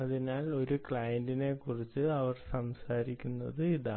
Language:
Malayalam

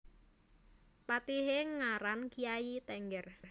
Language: Javanese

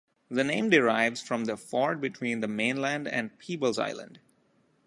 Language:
English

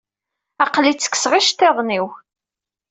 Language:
Kabyle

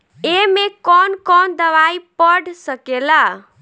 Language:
Bhojpuri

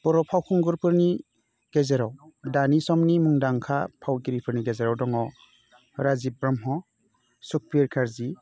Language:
Bodo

